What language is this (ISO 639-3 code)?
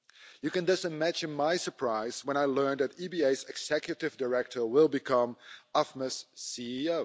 eng